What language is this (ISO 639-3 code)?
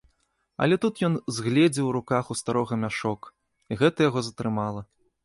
bel